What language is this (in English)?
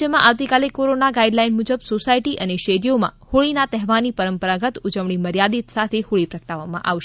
Gujarati